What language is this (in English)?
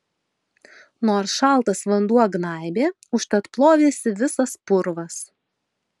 Lithuanian